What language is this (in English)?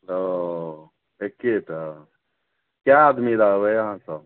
Maithili